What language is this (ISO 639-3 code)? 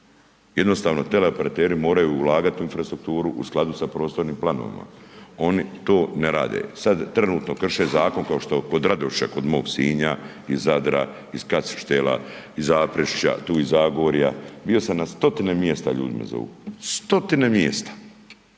hrv